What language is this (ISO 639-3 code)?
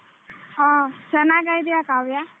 kan